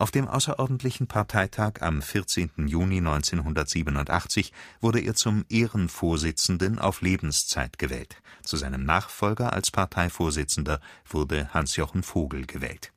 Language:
German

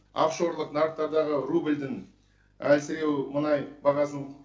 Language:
Kazakh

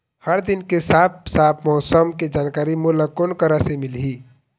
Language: Chhattisgarhi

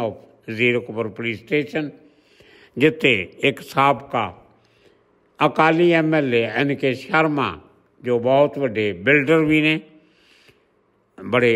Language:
Punjabi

